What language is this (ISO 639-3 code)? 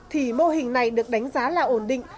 vie